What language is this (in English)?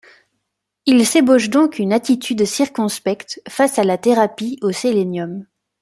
French